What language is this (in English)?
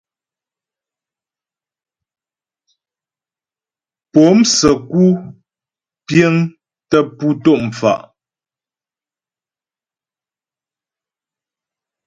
Ghomala